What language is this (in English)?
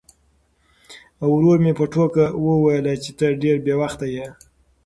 Pashto